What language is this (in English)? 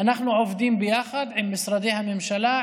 Hebrew